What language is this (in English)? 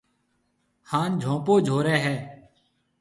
Marwari (Pakistan)